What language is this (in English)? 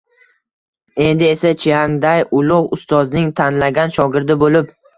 Uzbek